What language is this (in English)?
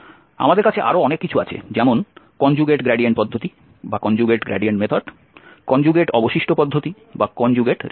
Bangla